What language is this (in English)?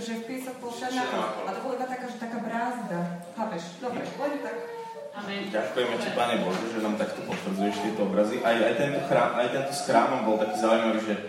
Slovak